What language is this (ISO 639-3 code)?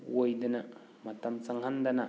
mni